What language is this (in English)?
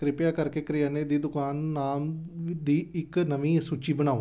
Punjabi